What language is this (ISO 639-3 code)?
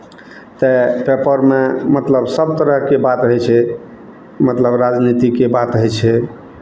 mai